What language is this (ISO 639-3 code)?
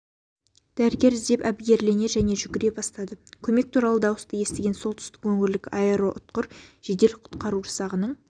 kaz